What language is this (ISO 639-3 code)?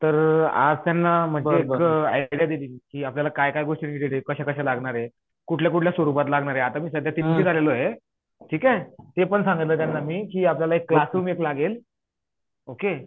mar